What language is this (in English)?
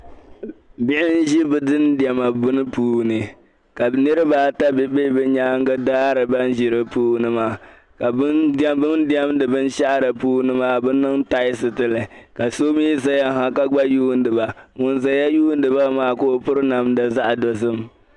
Dagbani